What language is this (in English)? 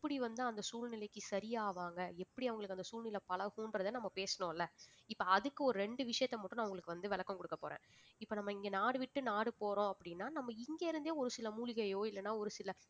Tamil